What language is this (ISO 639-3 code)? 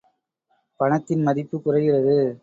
tam